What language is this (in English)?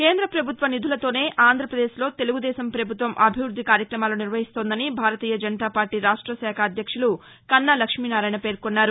Telugu